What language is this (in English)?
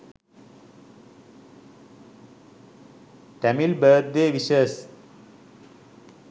Sinhala